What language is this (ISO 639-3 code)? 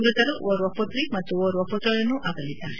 kan